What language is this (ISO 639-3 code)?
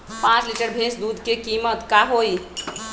mag